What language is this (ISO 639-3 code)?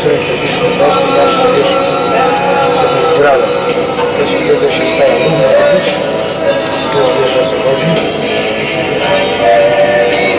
pol